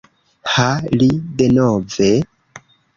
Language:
Esperanto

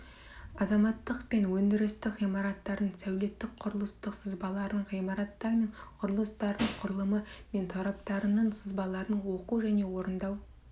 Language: Kazakh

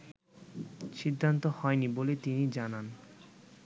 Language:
Bangla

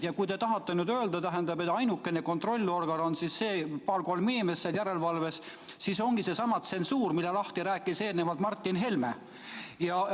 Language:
Estonian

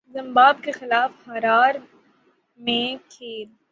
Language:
Urdu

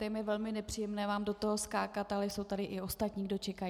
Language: Czech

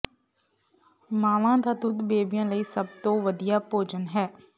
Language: Punjabi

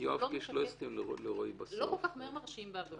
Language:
Hebrew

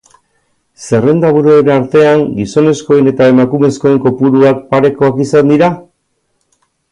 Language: Basque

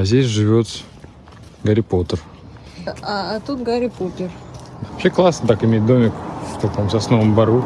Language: Russian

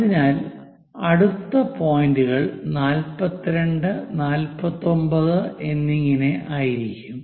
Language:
Malayalam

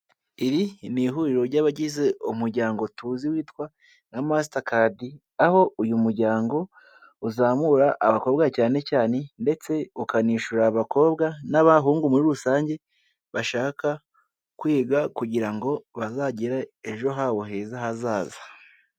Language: Kinyarwanda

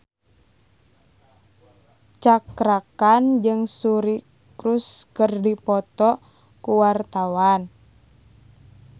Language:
Sundanese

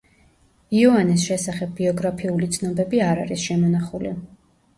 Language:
Georgian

